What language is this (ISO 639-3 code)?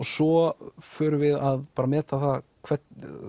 isl